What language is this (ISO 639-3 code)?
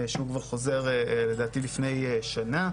heb